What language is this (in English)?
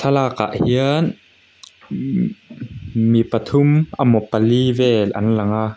Mizo